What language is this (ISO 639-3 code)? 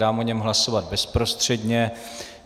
ces